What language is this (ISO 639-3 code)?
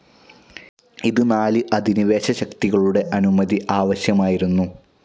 mal